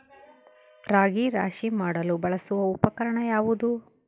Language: Kannada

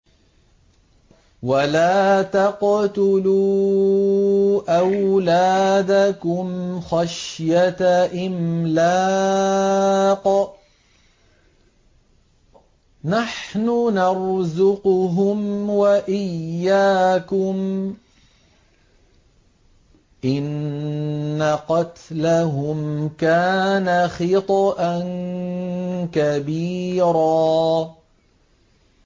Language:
Arabic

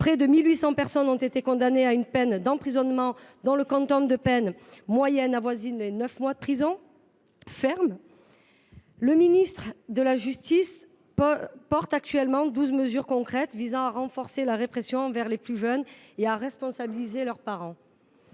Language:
French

